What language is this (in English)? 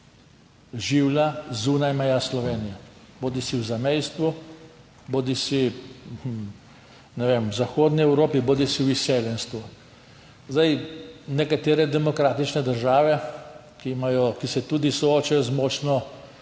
Slovenian